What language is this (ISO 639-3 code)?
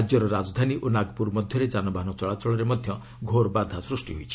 ori